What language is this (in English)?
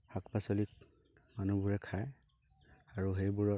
Assamese